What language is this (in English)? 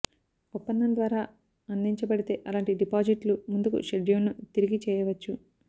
Telugu